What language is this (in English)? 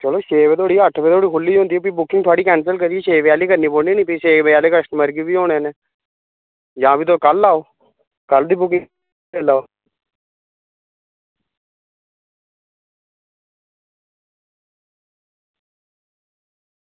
Dogri